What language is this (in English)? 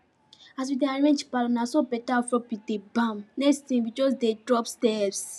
Nigerian Pidgin